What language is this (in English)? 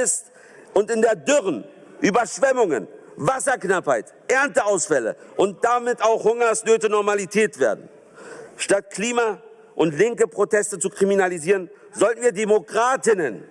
German